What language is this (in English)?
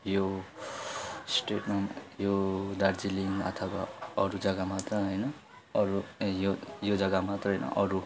Nepali